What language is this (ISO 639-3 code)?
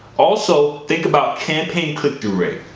eng